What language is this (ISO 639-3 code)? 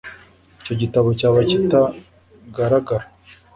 kin